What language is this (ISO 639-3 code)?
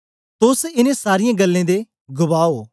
doi